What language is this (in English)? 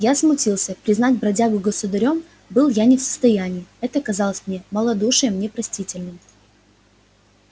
Russian